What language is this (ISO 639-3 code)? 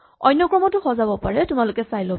asm